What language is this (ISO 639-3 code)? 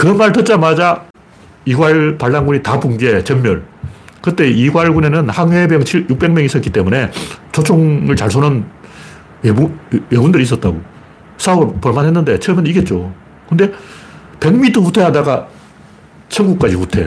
kor